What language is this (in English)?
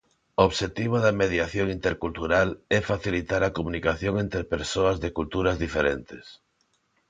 Galician